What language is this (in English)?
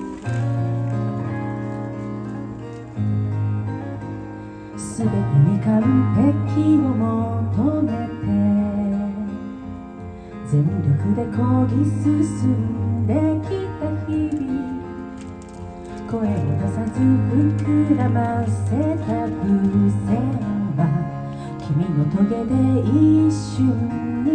Japanese